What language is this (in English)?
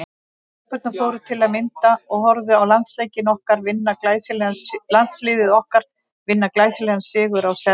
Icelandic